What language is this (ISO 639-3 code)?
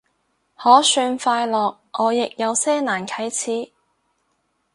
yue